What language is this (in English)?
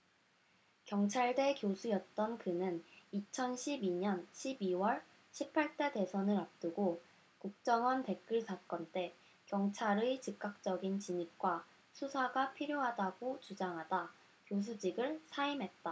Korean